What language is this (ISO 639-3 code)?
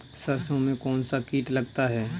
hin